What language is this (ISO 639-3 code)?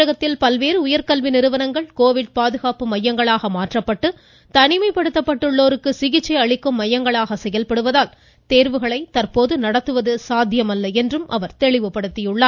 tam